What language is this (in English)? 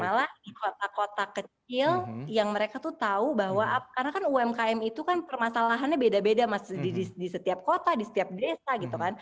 Indonesian